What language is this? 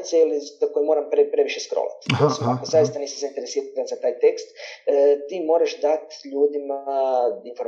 Croatian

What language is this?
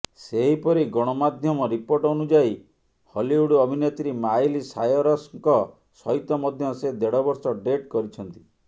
Odia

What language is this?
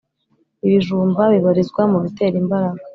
Kinyarwanda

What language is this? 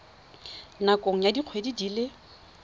Tswana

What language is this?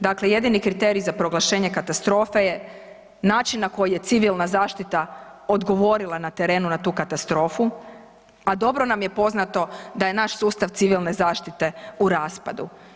Croatian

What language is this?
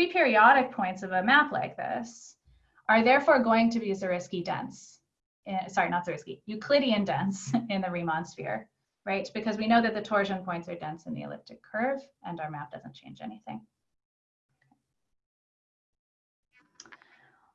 English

